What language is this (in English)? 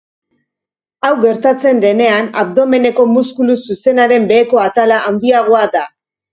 Basque